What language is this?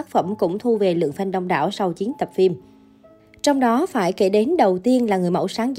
Vietnamese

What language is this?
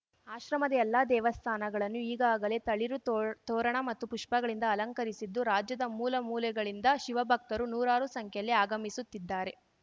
Kannada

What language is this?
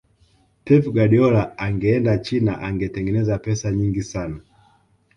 Swahili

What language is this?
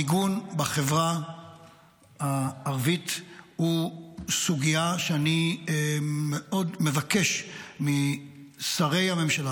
Hebrew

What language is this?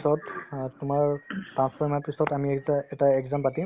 Assamese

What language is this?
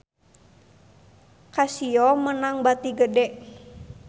Sundanese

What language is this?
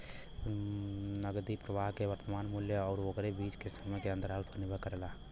Bhojpuri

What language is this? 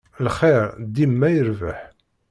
Kabyle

